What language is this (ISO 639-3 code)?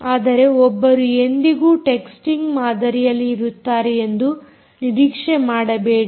kan